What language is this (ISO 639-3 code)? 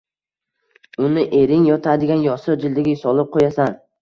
uzb